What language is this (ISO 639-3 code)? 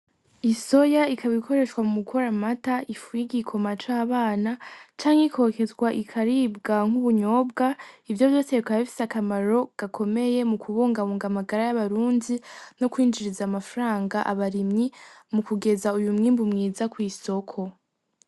run